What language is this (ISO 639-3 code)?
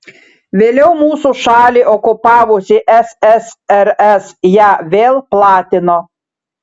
lit